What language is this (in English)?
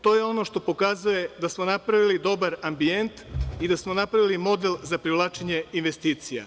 Serbian